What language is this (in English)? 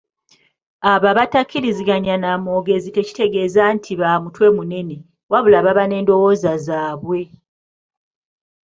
Ganda